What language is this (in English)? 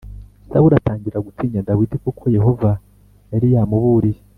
Kinyarwanda